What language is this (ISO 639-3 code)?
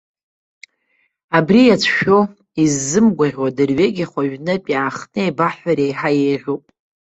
abk